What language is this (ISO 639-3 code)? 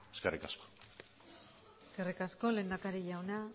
eus